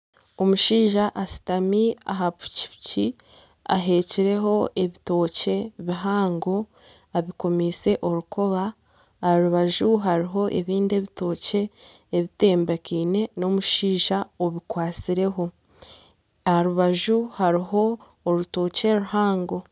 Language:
Nyankole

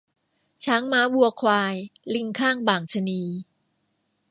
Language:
Thai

